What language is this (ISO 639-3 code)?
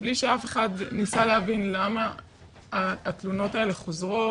heb